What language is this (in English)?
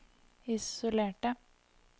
Norwegian